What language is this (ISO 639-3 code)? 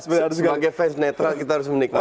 ind